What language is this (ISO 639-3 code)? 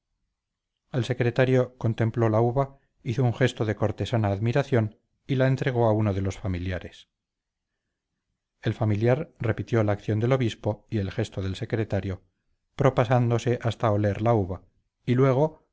spa